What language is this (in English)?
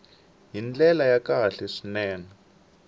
Tsonga